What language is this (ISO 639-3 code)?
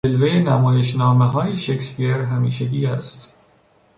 fas